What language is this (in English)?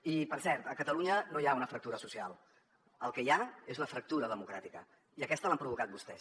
Catalan